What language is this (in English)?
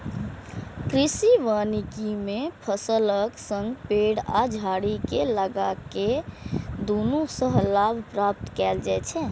Maithili